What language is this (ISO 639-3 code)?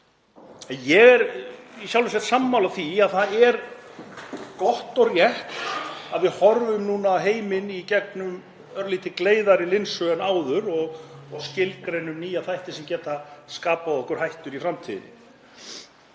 isl